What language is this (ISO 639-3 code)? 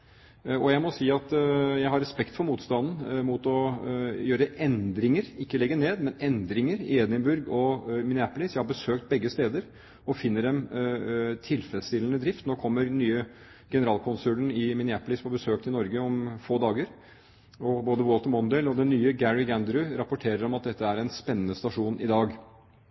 nob